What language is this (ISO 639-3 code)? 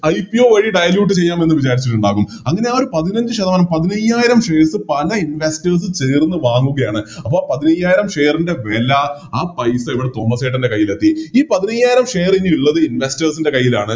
mal